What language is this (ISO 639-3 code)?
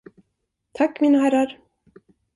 swe